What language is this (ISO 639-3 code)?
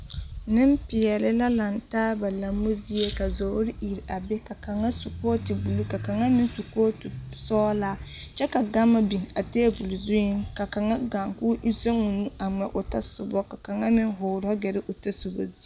dga